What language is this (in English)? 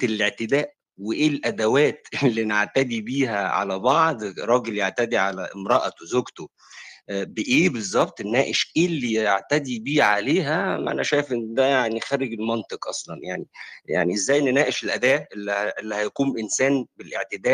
Arabic